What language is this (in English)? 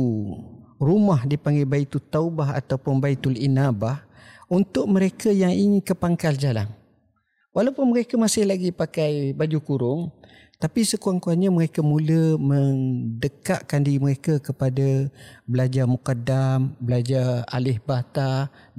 Malay